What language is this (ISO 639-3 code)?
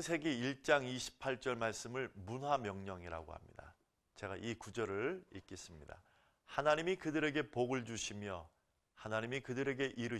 kor